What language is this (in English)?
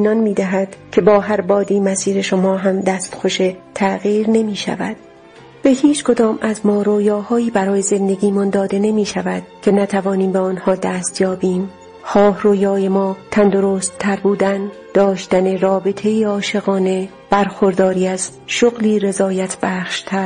Persian